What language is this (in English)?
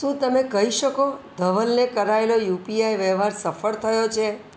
Gujarati